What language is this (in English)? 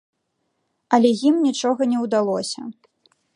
Belarusian